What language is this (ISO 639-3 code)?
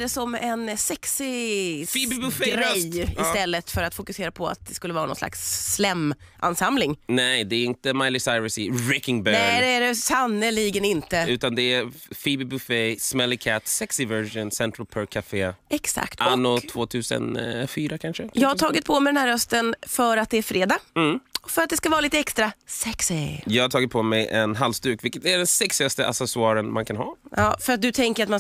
swe